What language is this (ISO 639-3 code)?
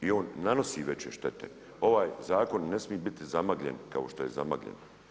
hrv